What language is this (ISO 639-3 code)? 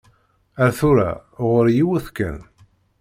kab